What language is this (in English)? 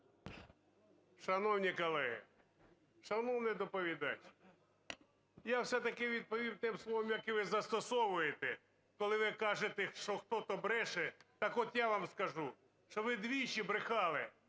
Ukrainian